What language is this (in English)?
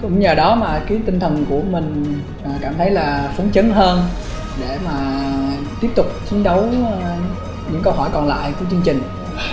Vietnamese